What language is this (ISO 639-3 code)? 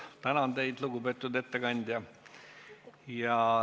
est